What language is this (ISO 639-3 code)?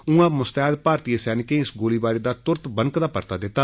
doi